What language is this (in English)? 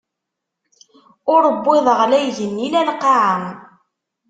Kabyle